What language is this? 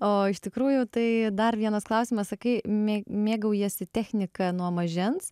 Lithuanian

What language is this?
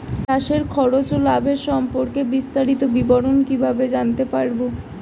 Bangla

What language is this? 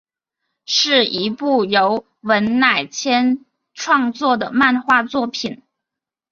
Chinese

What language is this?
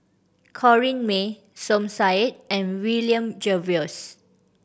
English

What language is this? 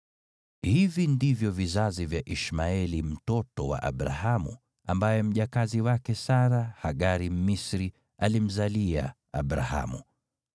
Swahili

